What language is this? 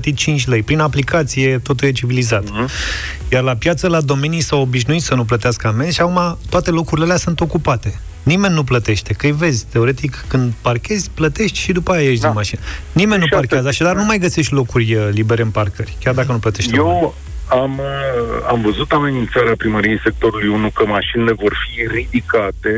Romanian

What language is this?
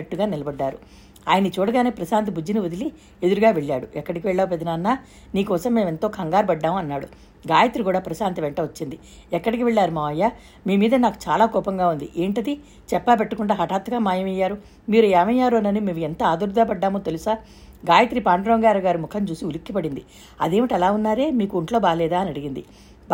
Telugu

